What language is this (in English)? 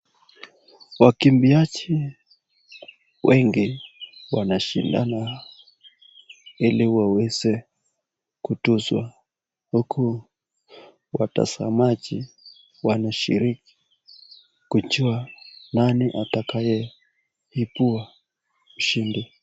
Swahili